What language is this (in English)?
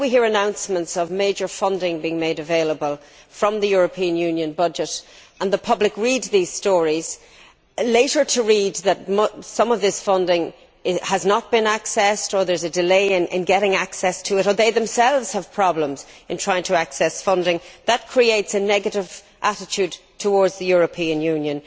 English